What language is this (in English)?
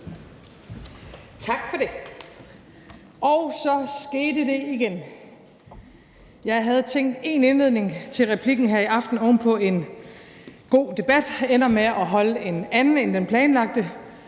Danish